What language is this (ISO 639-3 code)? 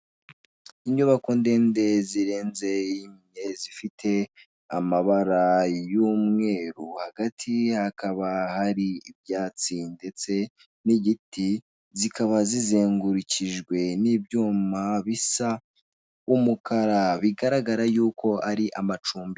kin